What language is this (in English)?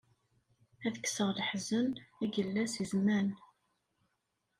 Kabyle